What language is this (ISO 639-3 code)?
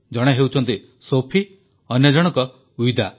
ori